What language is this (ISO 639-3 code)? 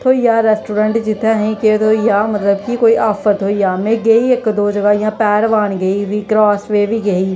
doi